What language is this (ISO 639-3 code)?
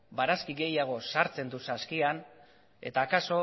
eus